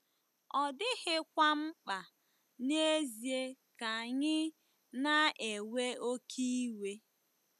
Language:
Igbo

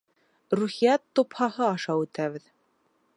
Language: Bashkir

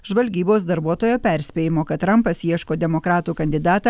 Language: Lithuanian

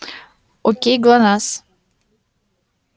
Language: Russian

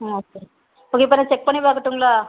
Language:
Tamil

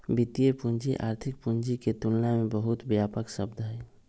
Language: Magahi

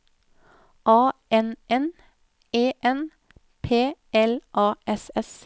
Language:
Norwegian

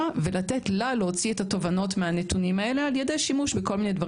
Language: Hebrew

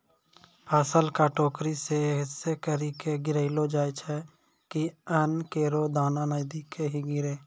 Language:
Maithili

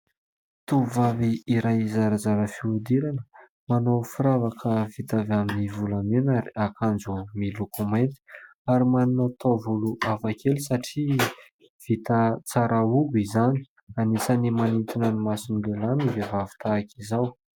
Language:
Malagasy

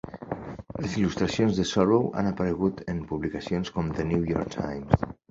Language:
Catalan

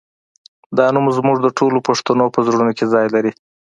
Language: Pashto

